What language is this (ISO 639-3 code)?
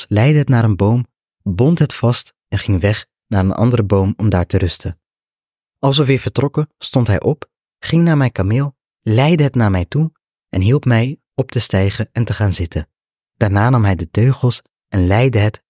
nld